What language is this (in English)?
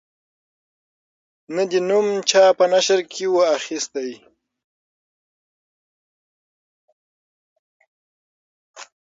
Pashto